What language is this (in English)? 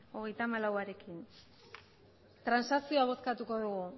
Basque